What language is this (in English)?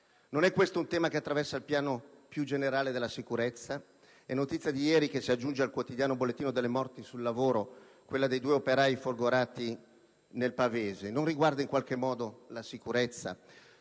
Italian